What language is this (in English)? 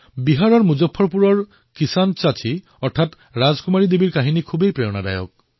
Assamese